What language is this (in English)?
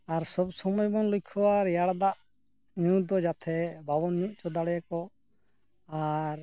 Santali